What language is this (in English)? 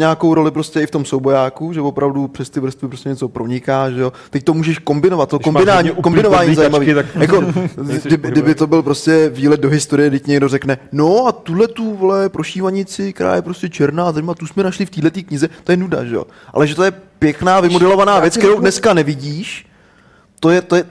Czech